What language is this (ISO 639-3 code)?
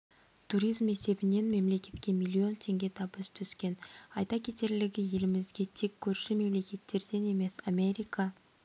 kaz